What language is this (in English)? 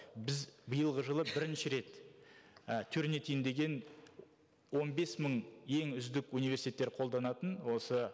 Kazakh